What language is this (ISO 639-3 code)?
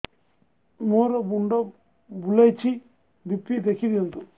ori